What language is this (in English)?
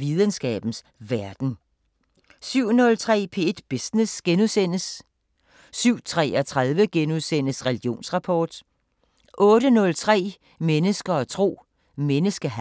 Danish